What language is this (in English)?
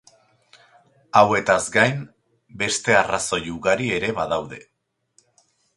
Basque